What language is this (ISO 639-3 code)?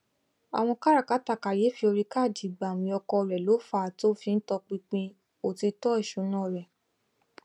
yor